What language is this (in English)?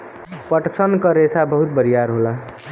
Bhojpuri